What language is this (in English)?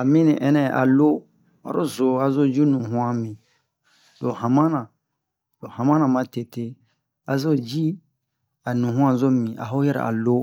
Bomu